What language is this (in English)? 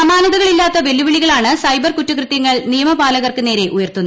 Malayalam